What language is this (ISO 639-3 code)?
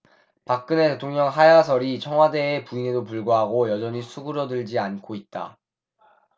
kor